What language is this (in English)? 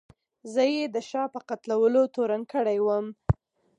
Pashto